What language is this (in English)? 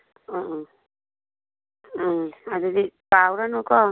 Manipuri